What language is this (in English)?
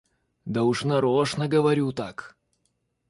Russian